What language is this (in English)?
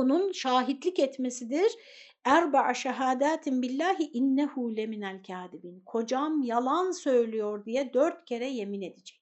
Turkish